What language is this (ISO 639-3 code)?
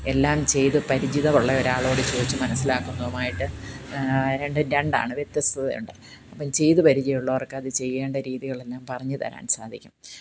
mal